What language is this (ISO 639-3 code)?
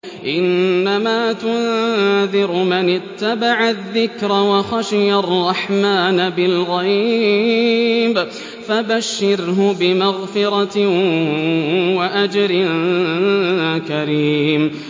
ara